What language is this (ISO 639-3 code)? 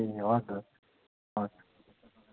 nep